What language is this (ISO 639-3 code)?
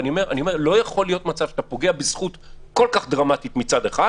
heb